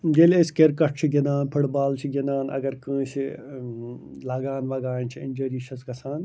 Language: Kashmiri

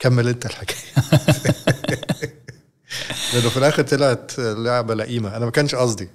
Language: Arabic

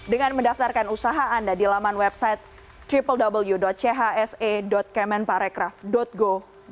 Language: Indonesian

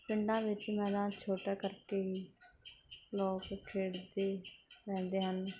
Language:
Punjabi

